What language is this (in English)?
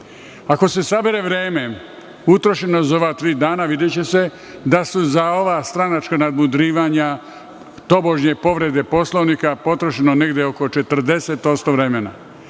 Serbian